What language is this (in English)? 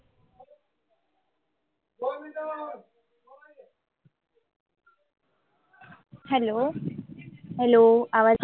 Marathi